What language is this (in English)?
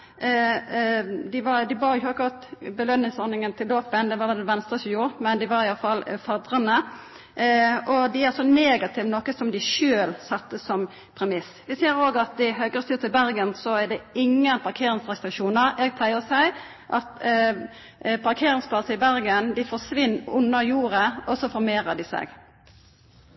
Norwegian Nynorsk